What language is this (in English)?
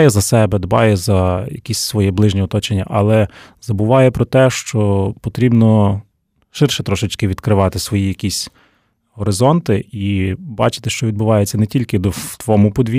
Ukrainian